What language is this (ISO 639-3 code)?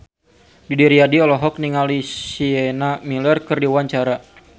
sun